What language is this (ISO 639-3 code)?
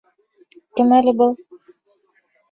bak